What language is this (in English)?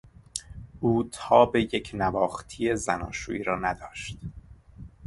Persian